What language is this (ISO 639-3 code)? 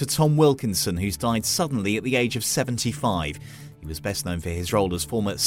eng